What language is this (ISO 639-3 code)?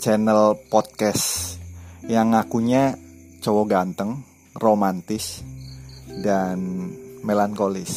ind